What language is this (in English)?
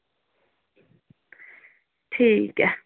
Dogri